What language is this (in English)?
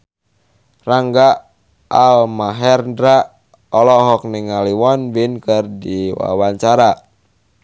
Sundanese